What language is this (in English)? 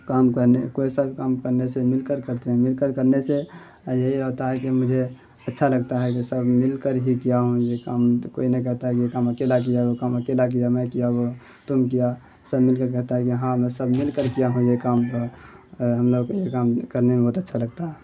Urdu